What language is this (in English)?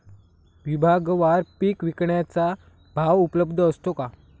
Marathi